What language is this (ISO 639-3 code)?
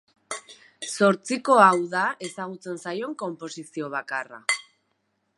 eus